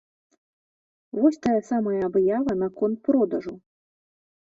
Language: Belarusian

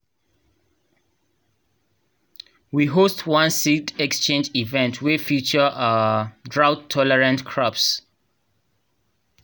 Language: Nigerian Pidgin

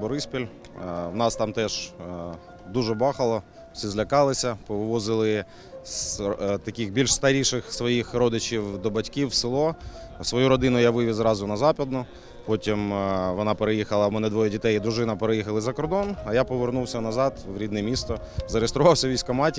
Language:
Ukrainian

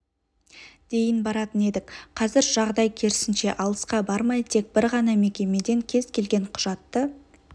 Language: Kazakh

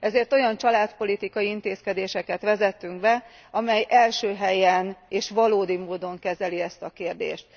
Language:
Hungarian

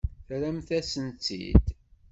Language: Kabyle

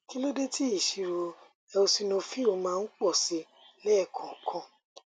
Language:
Yoruba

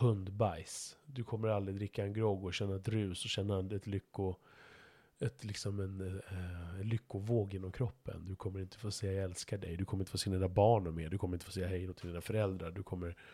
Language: Swedish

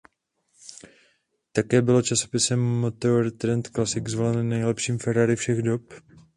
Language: Czech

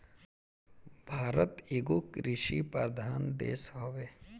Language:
Bhojpuri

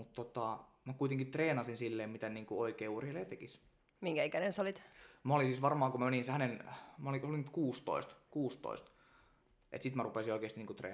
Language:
Finnish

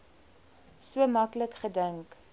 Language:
Afrikaans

